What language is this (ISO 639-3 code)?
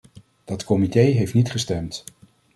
nld